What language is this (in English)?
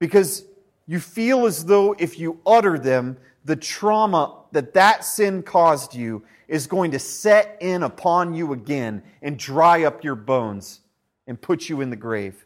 English